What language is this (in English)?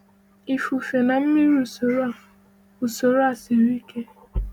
Igbo